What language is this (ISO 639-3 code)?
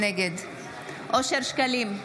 heb